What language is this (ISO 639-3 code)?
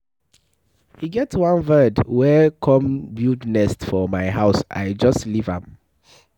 pcm